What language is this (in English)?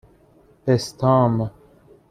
Persian